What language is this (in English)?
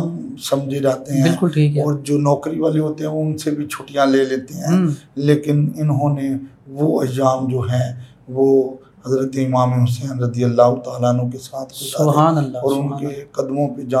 Urdu